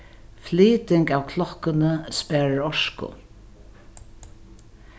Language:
Faroese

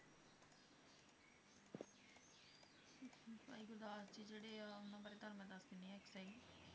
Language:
Punjabi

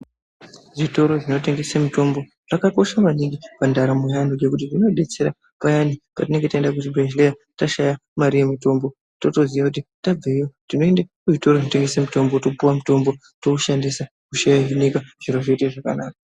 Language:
Ndau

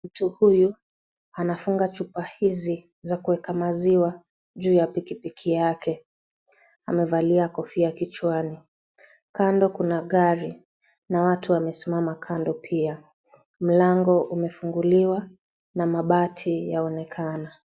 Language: Swahili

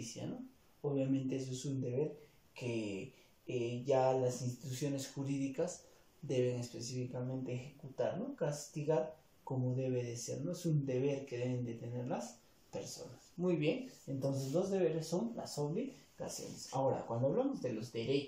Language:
Spanish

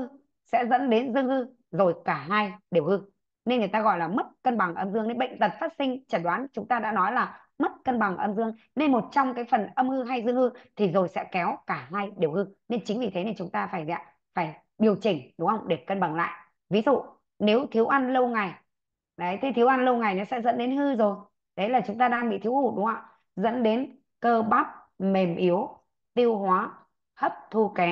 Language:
Vietnamese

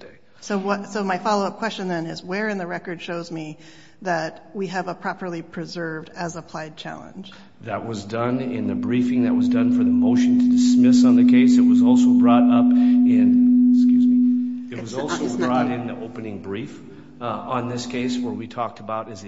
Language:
English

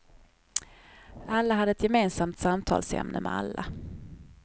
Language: Swedish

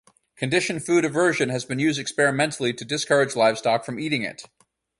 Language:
English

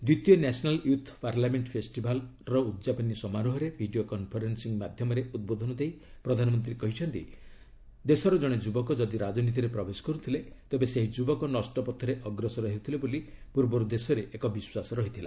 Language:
Odia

